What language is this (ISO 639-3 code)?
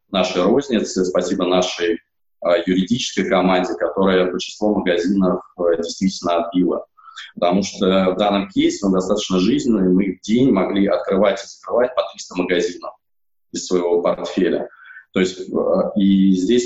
rus